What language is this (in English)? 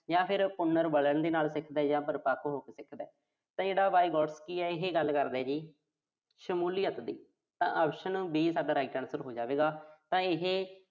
Punjabi